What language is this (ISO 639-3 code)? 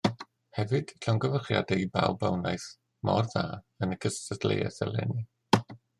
cym